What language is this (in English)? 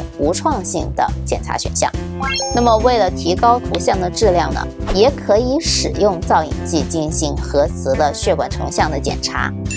Chinese